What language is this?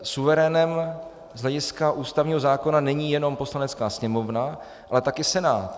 Czech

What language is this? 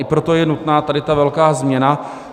Czech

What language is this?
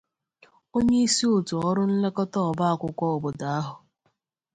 Igbo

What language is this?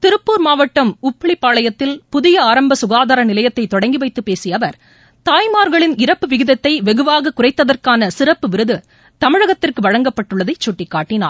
Tamil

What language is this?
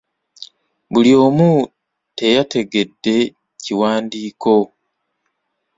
Ganda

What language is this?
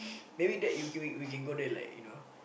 English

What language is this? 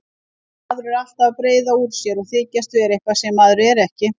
Icelandic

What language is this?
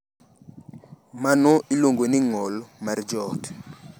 Luo (Kenya and Tanzania)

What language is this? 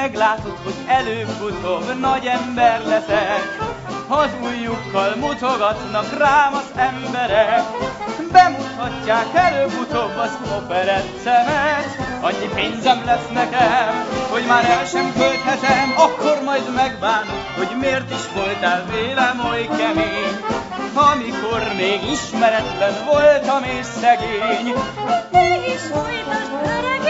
Hungarian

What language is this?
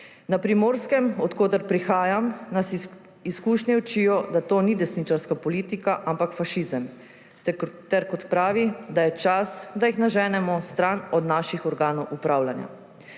Slovenian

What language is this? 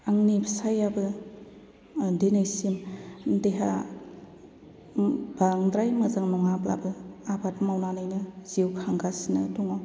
Bodo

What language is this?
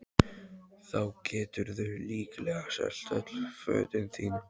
Icelandic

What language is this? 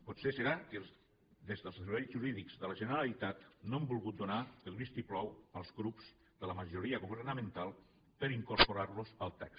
Catalan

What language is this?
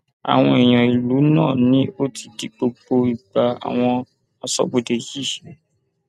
Yoruba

